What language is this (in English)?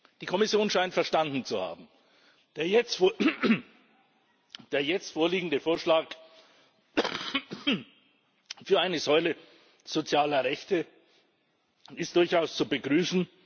German